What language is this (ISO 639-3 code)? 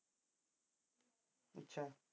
pan